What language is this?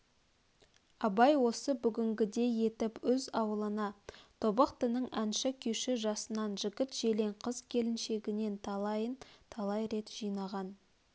Kazakh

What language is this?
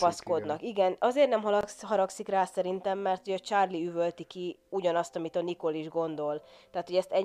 Hungarian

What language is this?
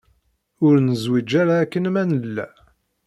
Kabyle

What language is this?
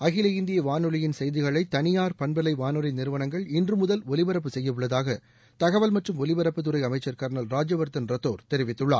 Tamil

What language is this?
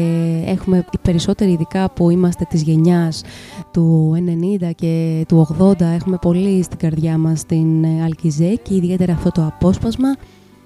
Greek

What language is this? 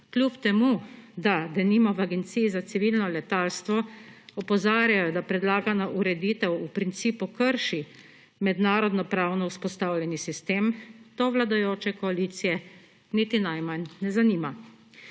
Slovenian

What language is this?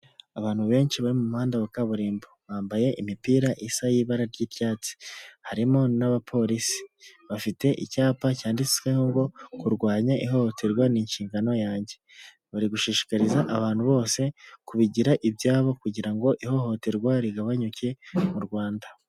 Kinyarwanda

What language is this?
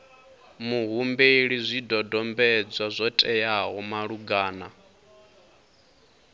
Venda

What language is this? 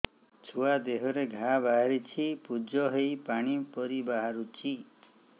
Odia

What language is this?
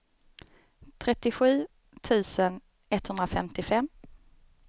Swedish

